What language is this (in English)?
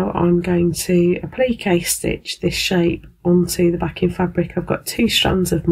English